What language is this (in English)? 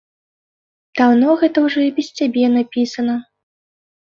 Belarusian